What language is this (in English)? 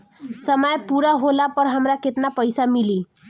Bhojpuri